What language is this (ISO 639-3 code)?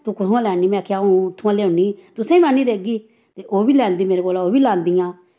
doi